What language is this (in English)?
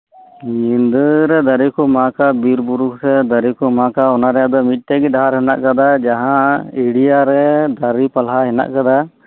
Santali